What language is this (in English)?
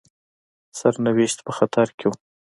Pashto